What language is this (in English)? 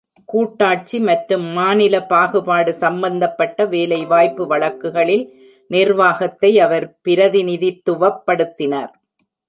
Tamil